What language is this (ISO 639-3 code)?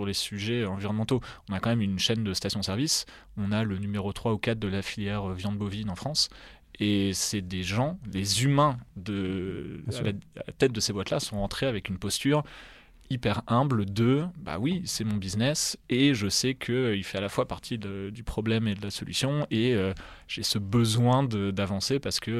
fra